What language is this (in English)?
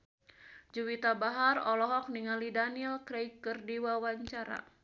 Sundanese